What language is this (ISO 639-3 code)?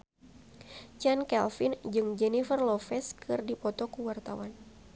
sun